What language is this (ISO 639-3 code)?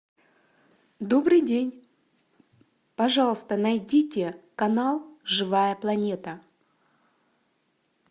rus